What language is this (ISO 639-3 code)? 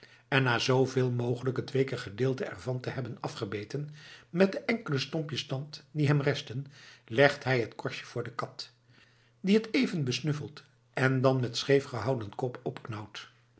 nld